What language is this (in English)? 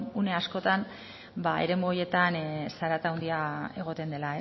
Basque